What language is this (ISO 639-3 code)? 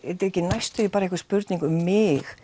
isl